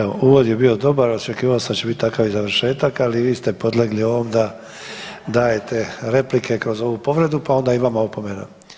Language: Croatian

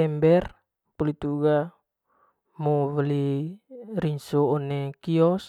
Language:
Manggarai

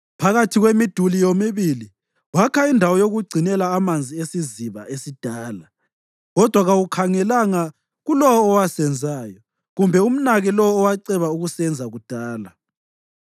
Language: North Ndebele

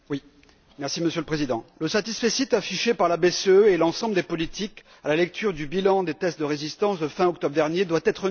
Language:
French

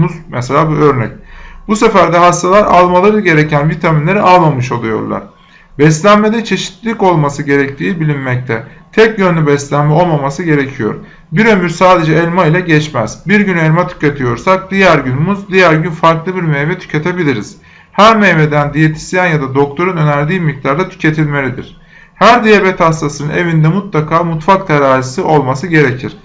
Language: Turkish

